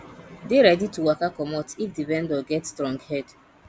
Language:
Nigerian Pidgin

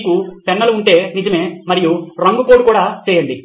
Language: Telugu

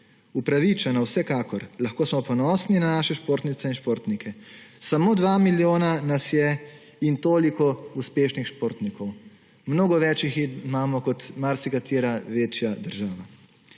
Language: Slovenian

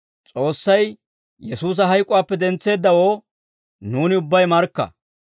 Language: Dawro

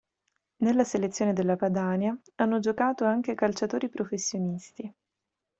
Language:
Italian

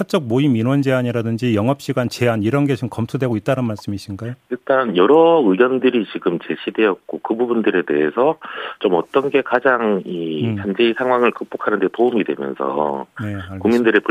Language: Korean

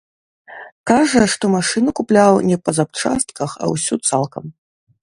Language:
Belarusian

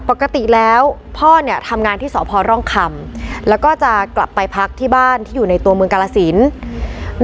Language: Thai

